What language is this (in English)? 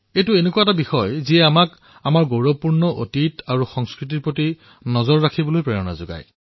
Assamese